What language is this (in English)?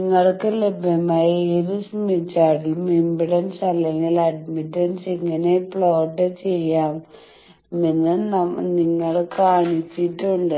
Malayalam